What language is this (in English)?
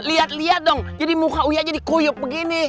Indonesian